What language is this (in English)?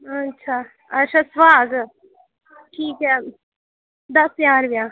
Dogri